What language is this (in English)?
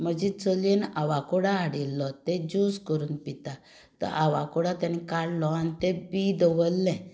Konkani